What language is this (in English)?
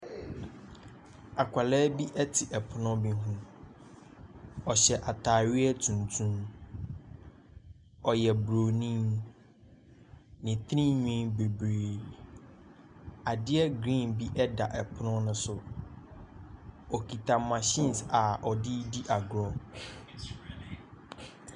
Akan